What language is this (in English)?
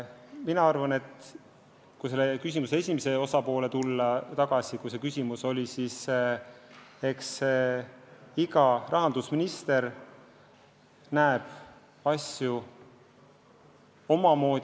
Estonian